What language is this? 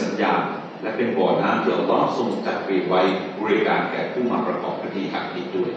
Thai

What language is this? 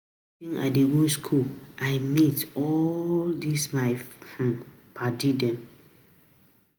Nigerian Pidgin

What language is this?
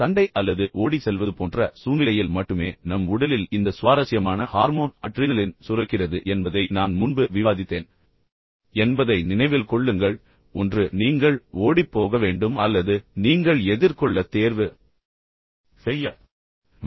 Tamil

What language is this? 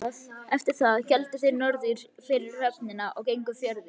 Icelandic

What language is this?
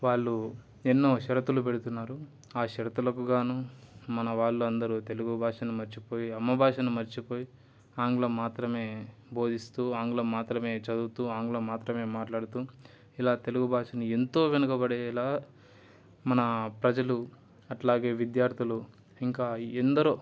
Telugu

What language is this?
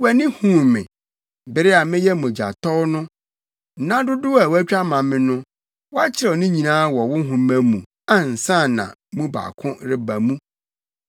Akan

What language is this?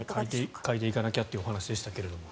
Japanese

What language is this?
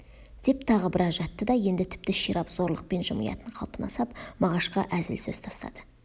Kazakh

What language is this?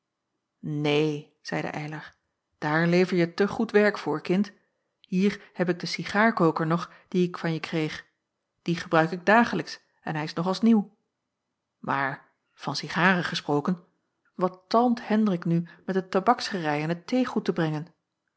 Dutch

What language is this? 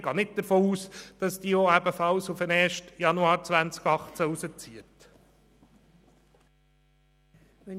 Swiss German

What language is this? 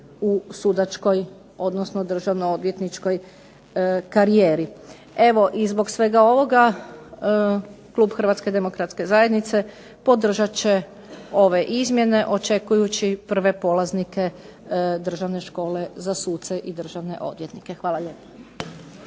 Croatian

